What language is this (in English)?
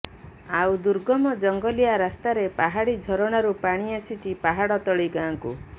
Odia